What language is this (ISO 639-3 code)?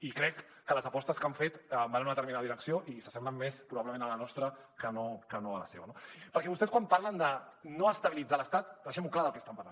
cat